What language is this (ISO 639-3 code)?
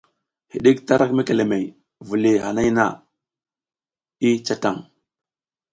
giz